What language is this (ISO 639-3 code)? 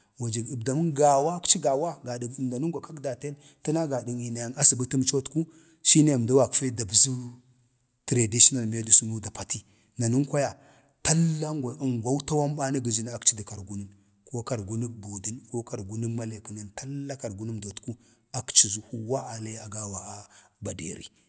bde